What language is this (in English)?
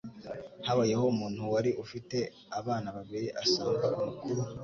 Kinyarwanda